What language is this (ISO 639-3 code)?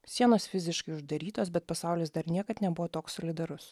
lit